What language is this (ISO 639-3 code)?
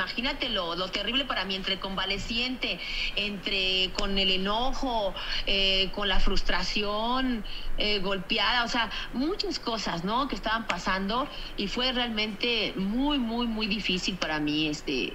spa